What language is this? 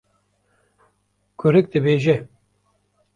Kurdish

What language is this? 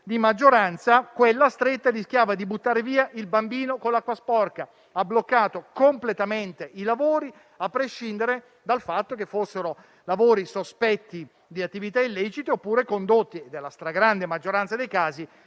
Italian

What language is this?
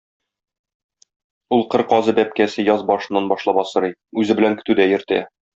Tatar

